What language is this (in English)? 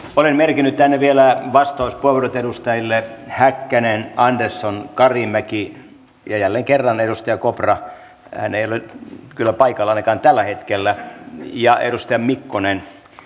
Finnish